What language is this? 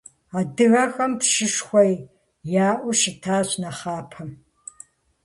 Kabardian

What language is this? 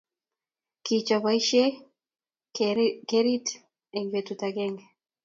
Kalenjin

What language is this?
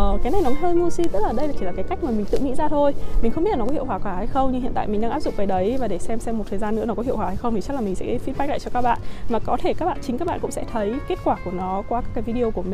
Vietnamese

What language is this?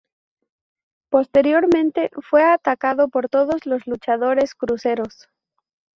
Spanish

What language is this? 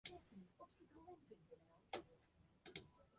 Western Frisian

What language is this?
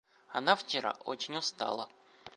Russian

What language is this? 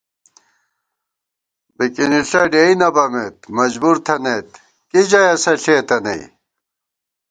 Gawar-Bati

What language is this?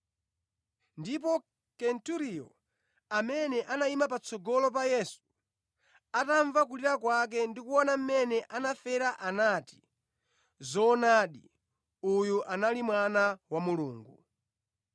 Nyanja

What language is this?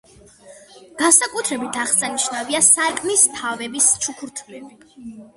Georgian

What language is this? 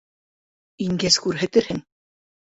Bashkir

